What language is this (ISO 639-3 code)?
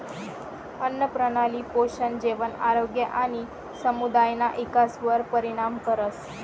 mar